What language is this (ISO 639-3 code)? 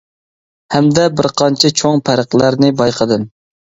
uig